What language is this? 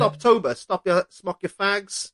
Welsh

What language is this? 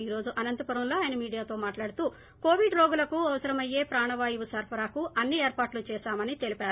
Telugu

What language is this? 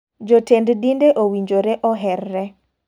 Luo (Kenya and Tanzania)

